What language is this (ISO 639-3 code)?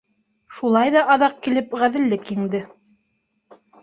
bak